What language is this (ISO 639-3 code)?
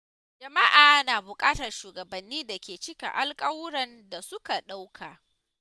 hau